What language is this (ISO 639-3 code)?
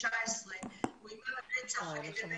heb